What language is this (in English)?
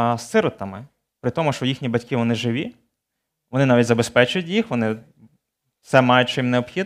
Ukrainian